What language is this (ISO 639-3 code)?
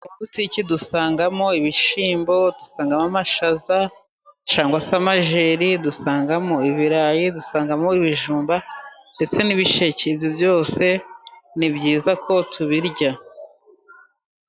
kin